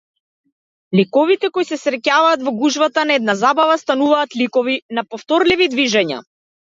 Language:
Macedonian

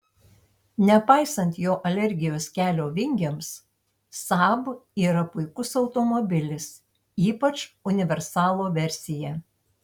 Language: Lithuanian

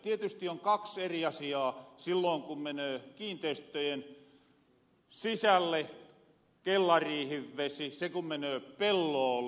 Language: Finnish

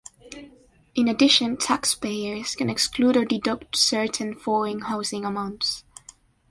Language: English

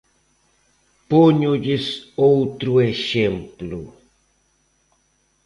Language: Galician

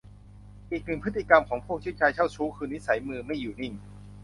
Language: Thai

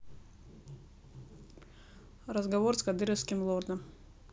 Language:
Russian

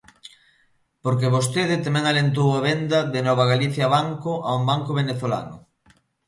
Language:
Galician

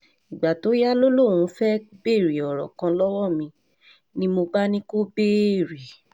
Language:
Yoruba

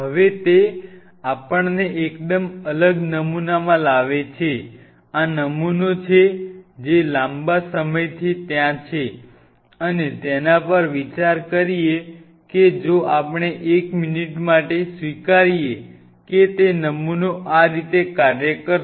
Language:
Gujarati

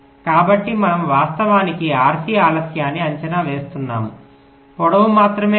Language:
Telugu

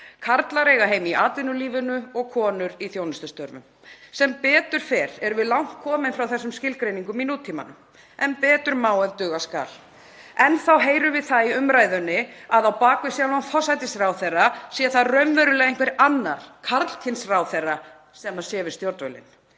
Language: Icelandic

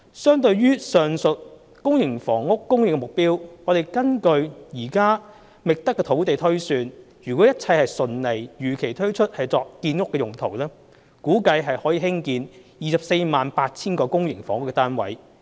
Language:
Cantonese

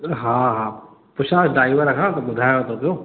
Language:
Sindhi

